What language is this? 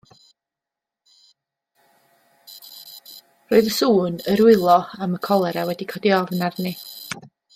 Welsh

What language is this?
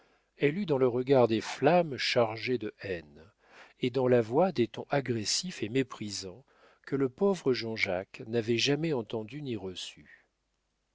French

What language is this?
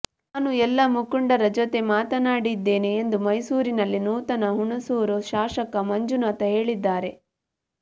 Kannada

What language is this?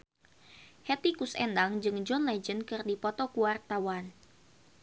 Sundanese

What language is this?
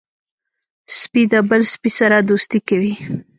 Pashto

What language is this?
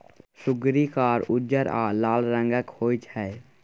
Maithili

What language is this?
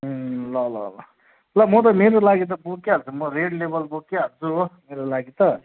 Nepali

